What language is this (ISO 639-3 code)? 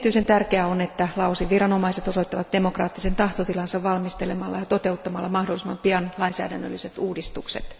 fin